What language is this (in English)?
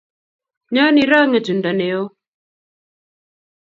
Kalenjin